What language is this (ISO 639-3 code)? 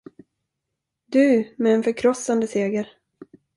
swe